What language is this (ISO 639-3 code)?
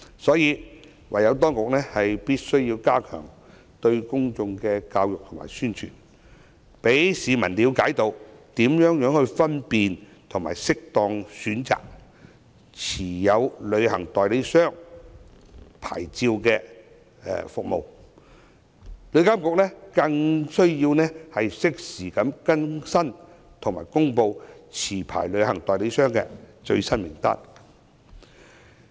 yue